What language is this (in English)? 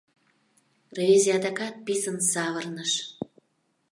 Mari